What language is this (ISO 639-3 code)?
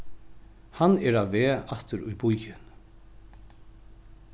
fao